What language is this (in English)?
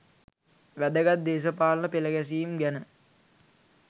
Sinhala